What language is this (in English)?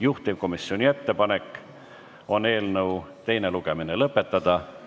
Estonian